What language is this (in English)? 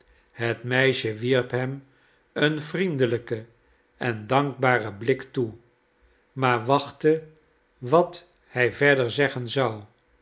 Dutch